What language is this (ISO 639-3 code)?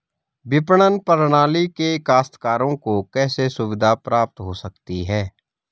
hin